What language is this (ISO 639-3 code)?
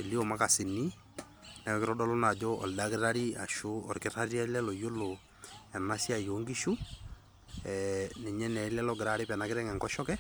mas